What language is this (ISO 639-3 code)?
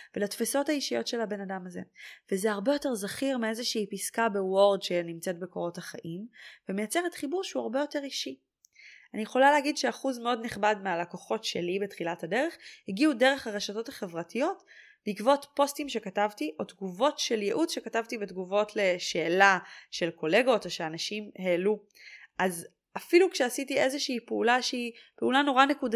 heb